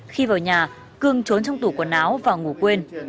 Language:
Vietnamese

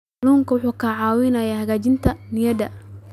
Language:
Somali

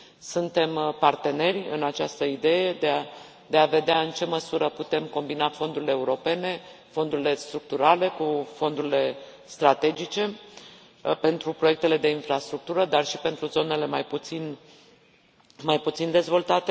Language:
Romanian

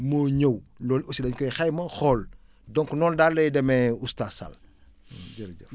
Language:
Wolof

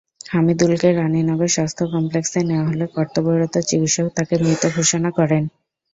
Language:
Bangla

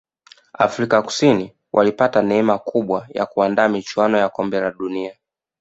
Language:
Swahili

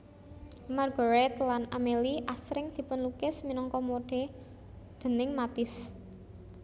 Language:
Javanese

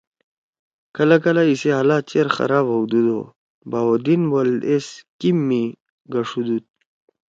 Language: Torwali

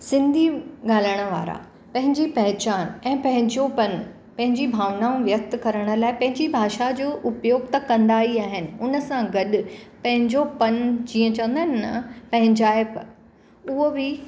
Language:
Sindhi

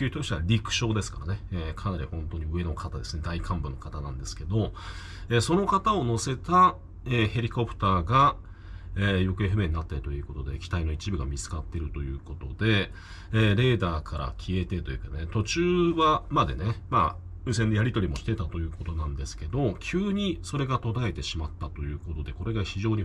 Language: Japanese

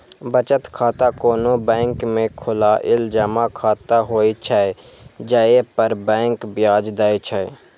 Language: Maithili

